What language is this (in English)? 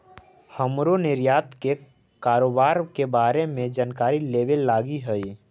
Magahi